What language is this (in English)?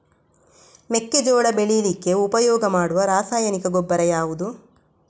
Kannada